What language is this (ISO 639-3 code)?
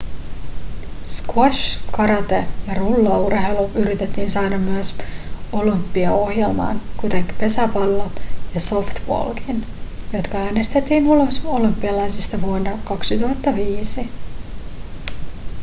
fin